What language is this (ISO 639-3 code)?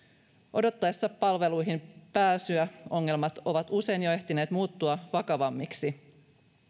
fin